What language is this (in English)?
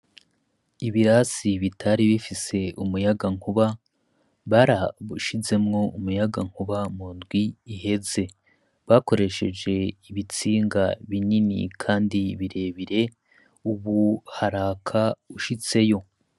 Rundi